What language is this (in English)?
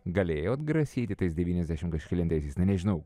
Lithuanian